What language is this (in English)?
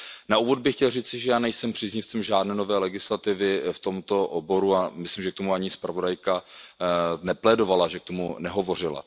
Czech